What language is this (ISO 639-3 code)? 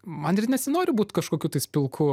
lit